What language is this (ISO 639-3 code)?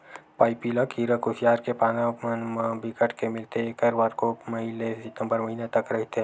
hne